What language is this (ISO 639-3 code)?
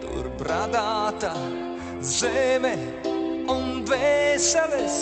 lav